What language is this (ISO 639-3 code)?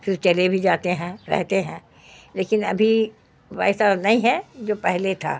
urd